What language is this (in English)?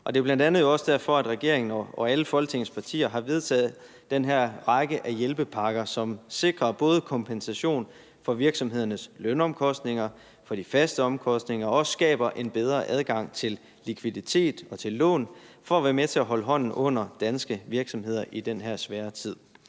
Danish